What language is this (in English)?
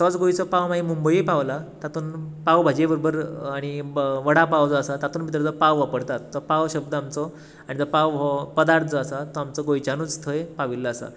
Konkani